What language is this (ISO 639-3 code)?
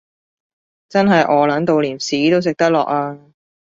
yue